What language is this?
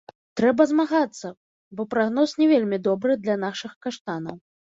Belarusian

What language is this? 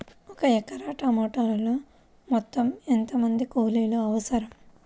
Telugu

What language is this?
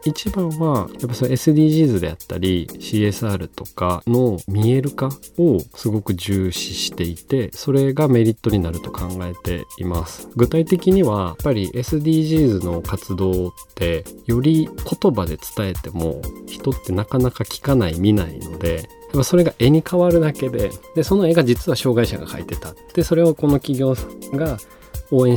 Japanese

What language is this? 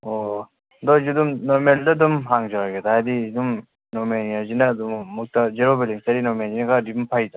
Manipuri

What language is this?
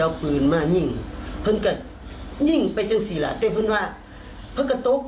Thai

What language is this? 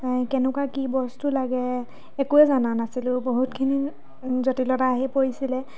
Assamese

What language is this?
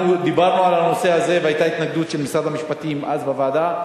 Hebrew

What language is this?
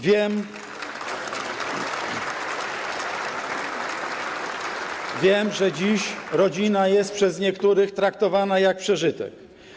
Polish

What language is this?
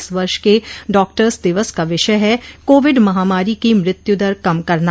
Hindi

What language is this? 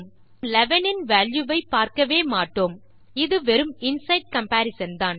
Tamil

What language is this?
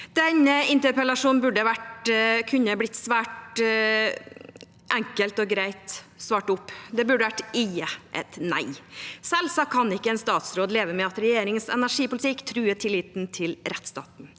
Norwegian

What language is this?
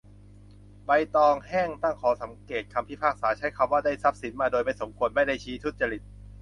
Thai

